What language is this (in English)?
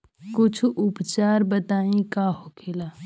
Bhojpuri